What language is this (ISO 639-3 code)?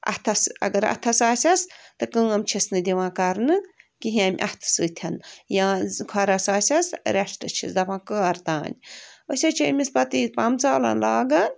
kas